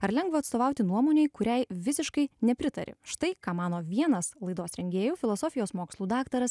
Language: Lithuanian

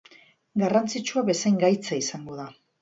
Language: Basque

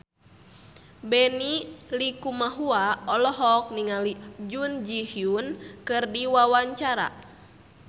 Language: Sundanese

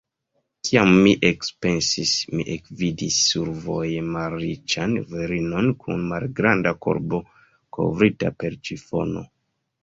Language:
Esperanto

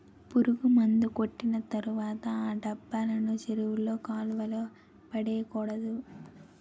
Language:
Telugu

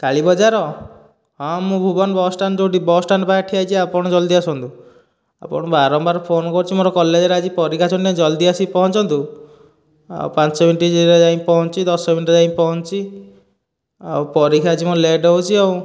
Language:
Odia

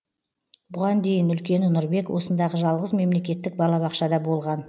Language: Kazakh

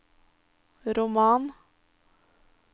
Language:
Norwegian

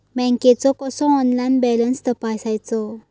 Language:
Marathi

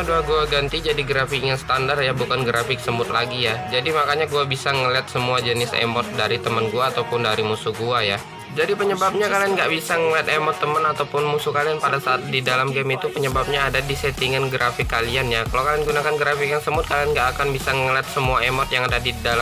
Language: Indonesian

